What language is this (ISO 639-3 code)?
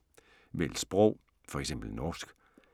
dan